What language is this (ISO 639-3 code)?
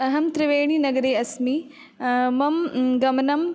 san